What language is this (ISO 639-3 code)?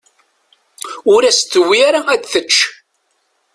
kab